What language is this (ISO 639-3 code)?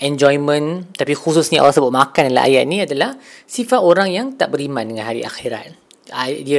msa